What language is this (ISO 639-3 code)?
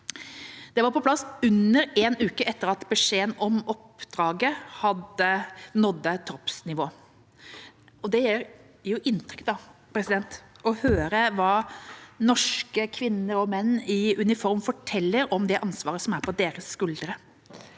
nor